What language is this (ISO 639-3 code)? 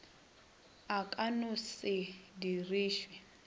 nso